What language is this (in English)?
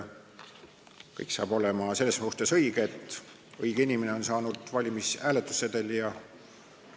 Estonian